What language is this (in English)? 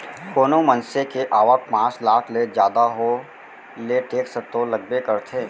Chhattisgarhi